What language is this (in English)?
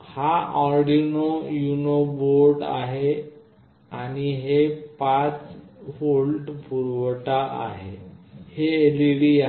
Marathi